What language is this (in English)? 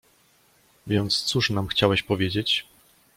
Polish